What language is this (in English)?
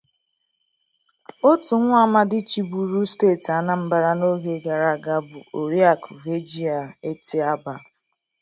Igbo